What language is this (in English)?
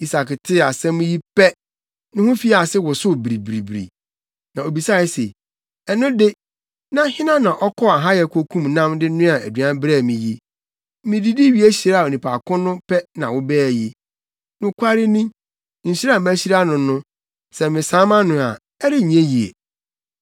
Akan